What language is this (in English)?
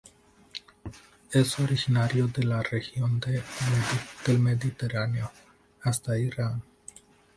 Spanish